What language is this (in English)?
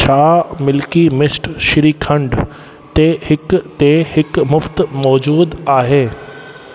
Sindhi